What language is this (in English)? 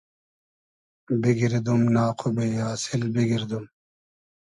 Hazaragi